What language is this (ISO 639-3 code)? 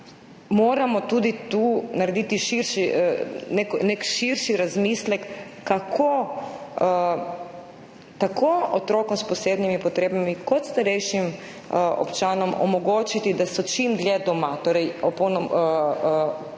slv